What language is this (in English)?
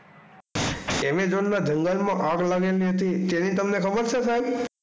Gujarati